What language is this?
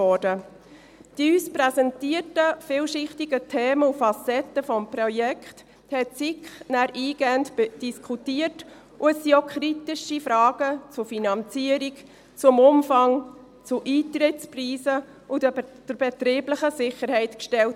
Swiss German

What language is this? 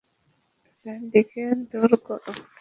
Bangla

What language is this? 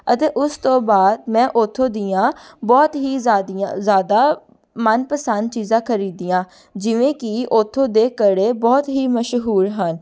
Punjabi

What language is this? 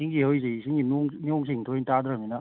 Manipuri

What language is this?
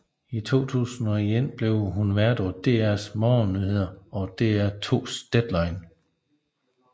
Danish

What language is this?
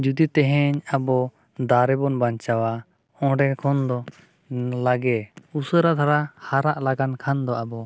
Santali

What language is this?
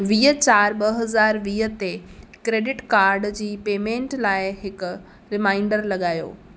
Sindhi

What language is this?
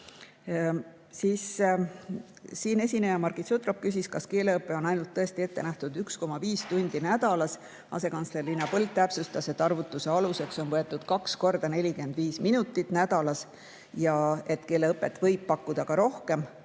Estonian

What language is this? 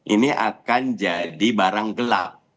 Indonesian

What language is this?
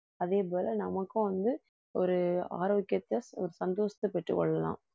Tamil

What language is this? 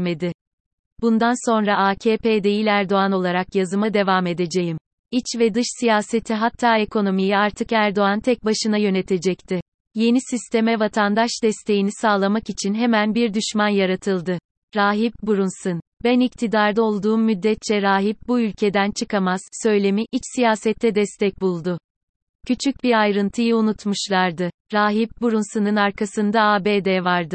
Turkish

